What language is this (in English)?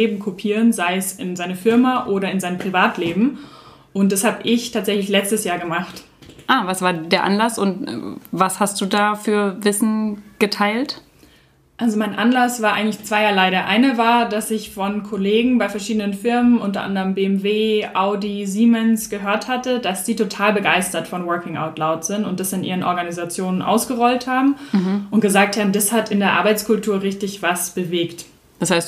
German